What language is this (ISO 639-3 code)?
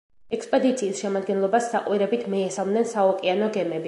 kat